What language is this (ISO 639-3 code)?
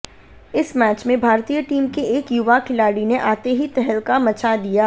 hin